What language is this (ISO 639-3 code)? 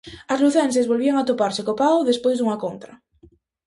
glg